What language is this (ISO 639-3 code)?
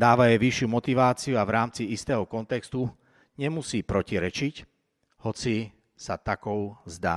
slk